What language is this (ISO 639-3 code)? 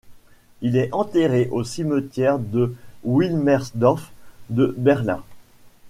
fra